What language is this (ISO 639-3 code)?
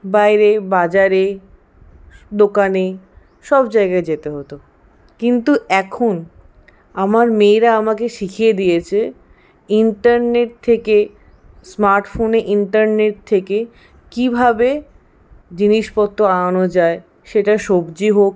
ben